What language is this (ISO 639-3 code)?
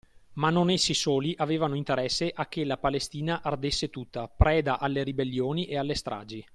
ita